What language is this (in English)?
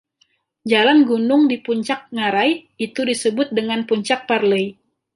Indonesian